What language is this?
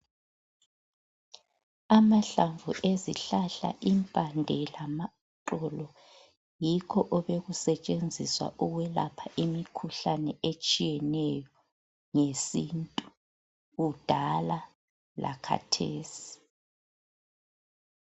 North Ndebele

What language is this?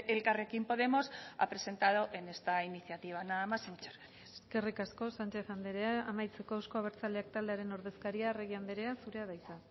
Basque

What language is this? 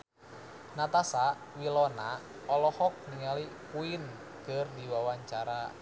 Sundanese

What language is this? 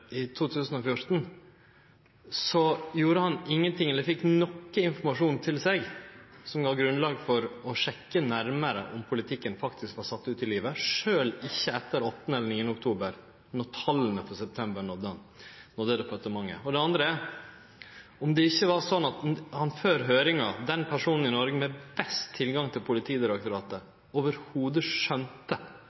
Norwegian Nynorsk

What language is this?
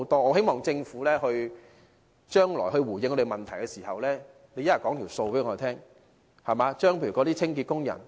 Cantonese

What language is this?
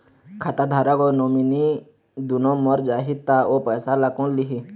Chhattisgarhi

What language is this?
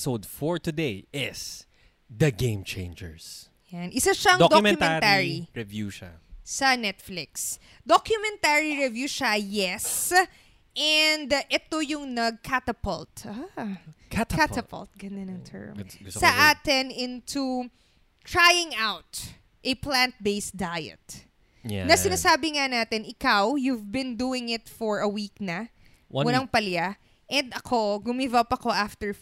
Filipino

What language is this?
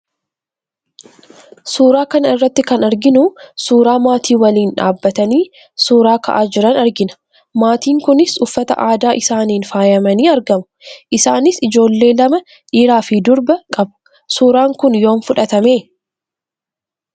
Oromo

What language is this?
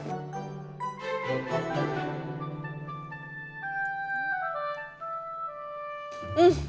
Indonesian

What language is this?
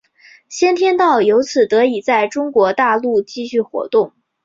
Chinese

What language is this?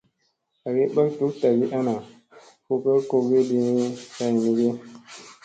Musey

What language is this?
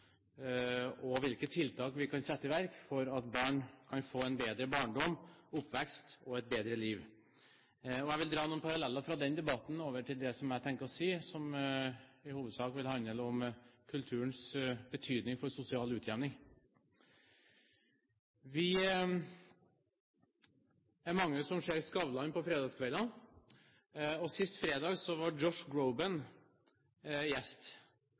Norwegian Bokmål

